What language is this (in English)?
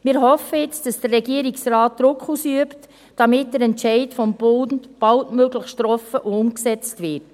Swiss German